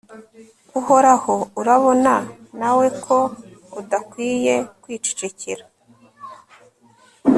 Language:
Kinyarwanda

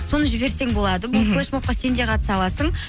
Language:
Kazakh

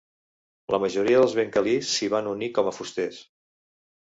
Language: Catalan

